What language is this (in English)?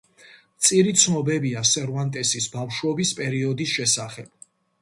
Georgian